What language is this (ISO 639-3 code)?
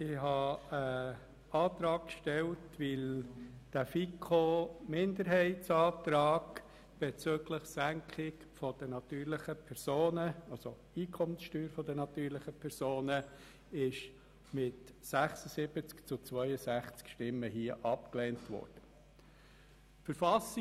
gsw